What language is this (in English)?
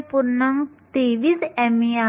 Marathi